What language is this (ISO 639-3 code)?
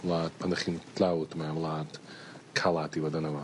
cym